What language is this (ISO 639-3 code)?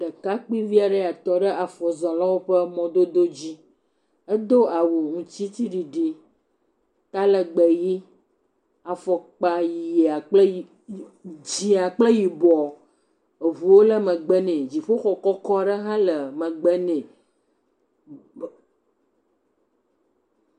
ewe